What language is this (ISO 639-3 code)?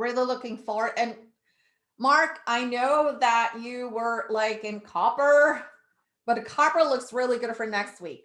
eng